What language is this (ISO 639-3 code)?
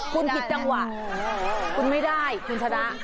tha